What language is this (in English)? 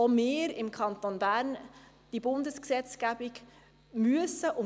Swiss German